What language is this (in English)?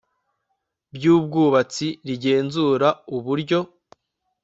Kinyarwanda